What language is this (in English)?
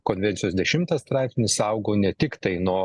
Lithuanian